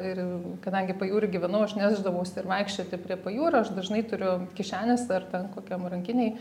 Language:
Lithuanian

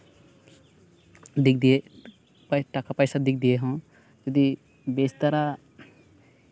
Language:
Santali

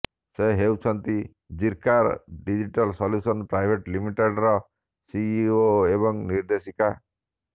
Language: Odia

